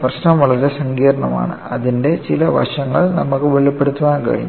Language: Malayalam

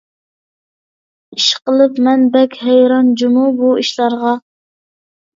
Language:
Uyghur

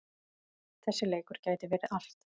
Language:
Icelandic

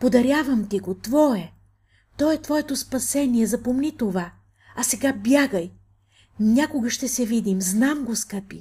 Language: Bulgarian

